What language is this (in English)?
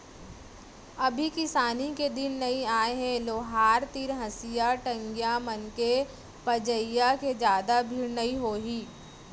Chhattisgarhi